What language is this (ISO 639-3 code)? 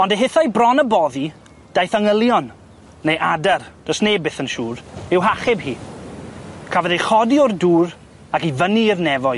cym